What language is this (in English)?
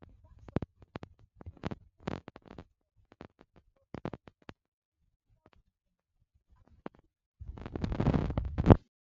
Nigerian Pidgin